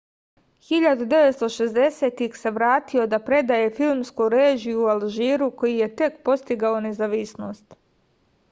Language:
Serbian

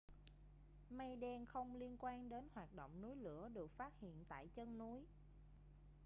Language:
Vietnamese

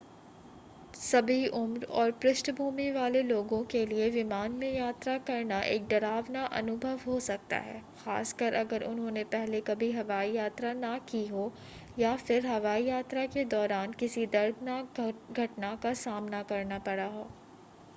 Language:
Hindi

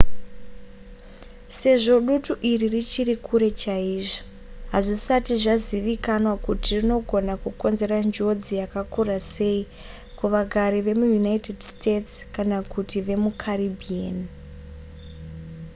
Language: Shona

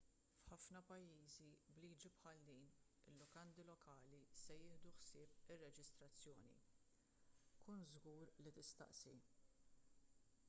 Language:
Maltese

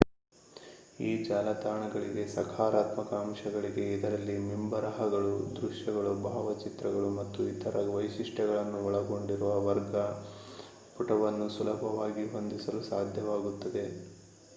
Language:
Kannada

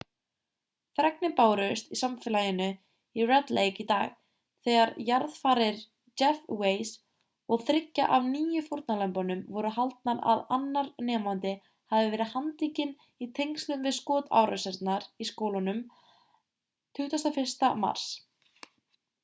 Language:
Icelandic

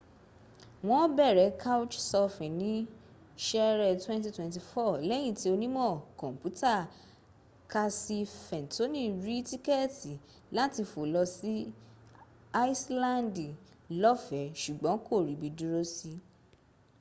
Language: Yoruba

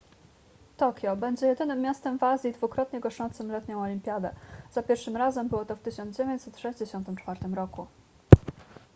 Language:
Polish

